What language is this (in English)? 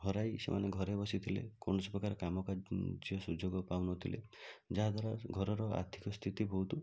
Odia